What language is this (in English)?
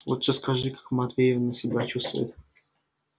Russian